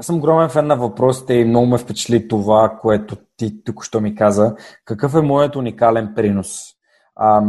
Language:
Bulgarian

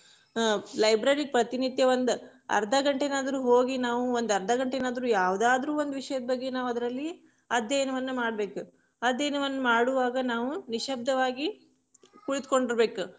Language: Kannada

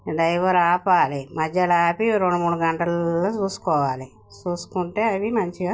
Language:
Telugu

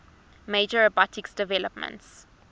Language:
English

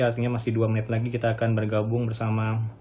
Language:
Indonesian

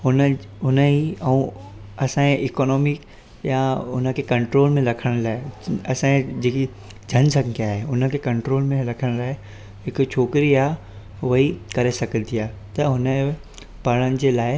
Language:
Sindhi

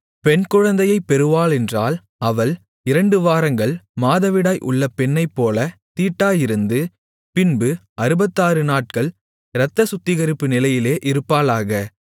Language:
Tamil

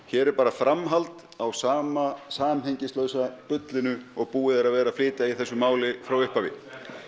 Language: Icelandic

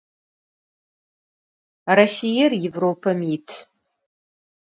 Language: Adyghe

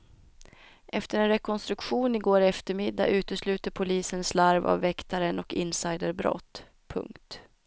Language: Swedish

